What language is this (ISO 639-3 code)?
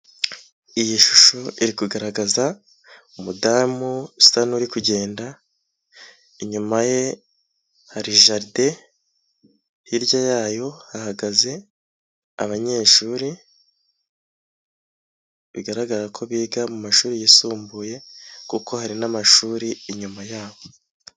kin